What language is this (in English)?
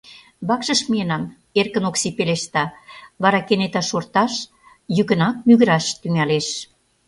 Mari